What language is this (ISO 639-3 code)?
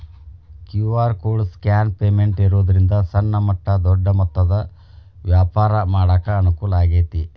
kan